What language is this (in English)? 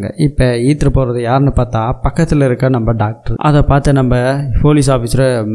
Tamil